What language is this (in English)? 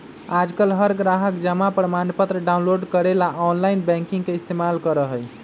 Magahi